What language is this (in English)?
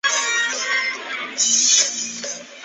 Chinese